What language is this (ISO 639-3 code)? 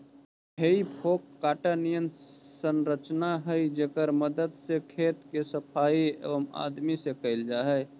mag